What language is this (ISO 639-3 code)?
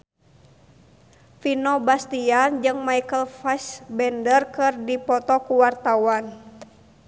sun